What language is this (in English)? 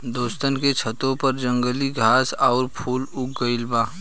Bhojpuri